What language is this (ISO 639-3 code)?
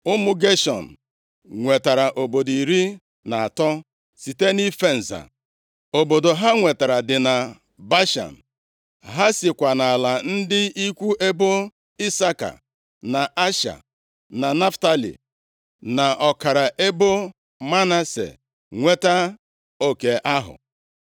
ibo